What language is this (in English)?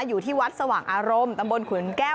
Thai